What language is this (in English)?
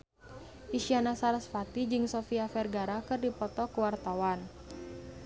Sundanese